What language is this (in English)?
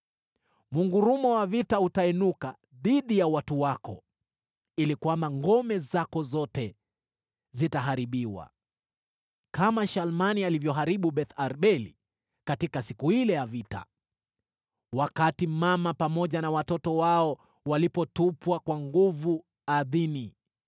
Swahili